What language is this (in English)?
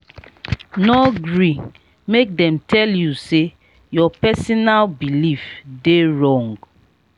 Nigerian Pidgin